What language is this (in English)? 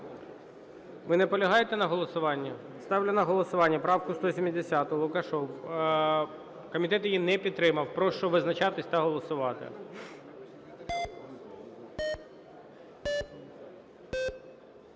Ukrainian